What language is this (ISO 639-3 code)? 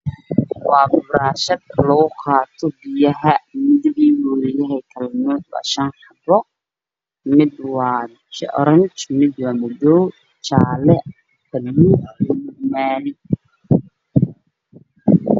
som